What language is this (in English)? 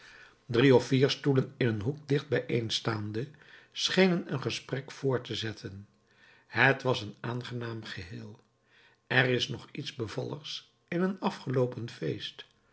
Dutch